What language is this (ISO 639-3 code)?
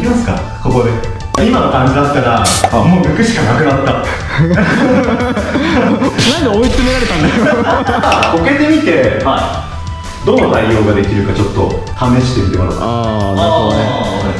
jpn